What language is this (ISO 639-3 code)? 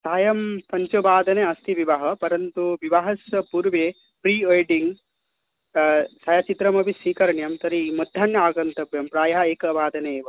san